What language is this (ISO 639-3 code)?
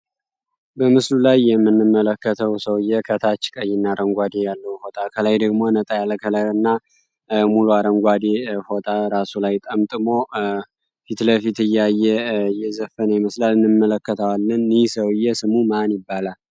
amh